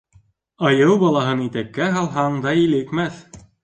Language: Bashkir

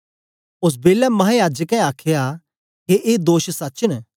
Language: Dogri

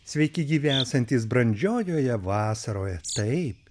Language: Lithuanian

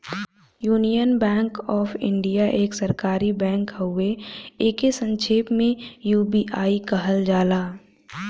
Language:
Bhojpuri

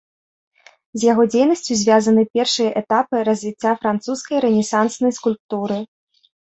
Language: Belarusian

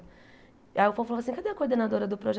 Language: Portuguese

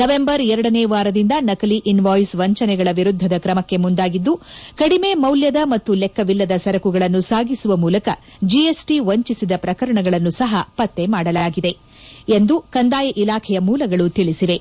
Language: Kannada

